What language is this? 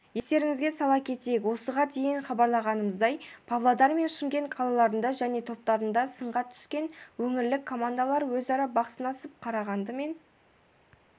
Kazakh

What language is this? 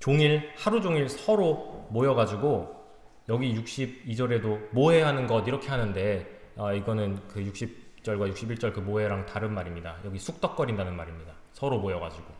Korean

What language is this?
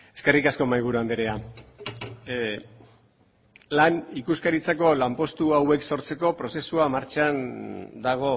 Basque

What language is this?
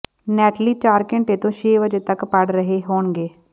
Punjabi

